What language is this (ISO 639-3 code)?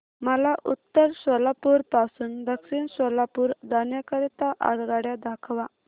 mar